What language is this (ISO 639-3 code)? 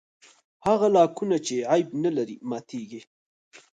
pus